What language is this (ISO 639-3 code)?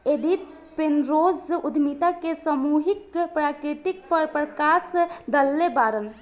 bho